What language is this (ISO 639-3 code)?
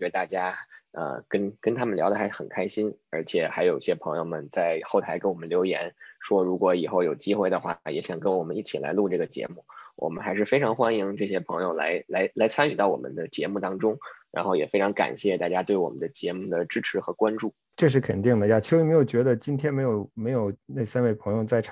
zho